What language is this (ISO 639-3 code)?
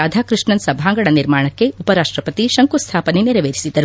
kan